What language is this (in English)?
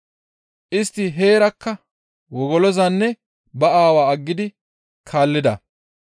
Gamo